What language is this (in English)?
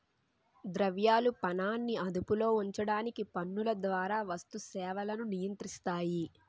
Telugu